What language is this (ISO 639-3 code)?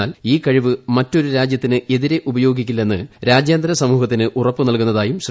mal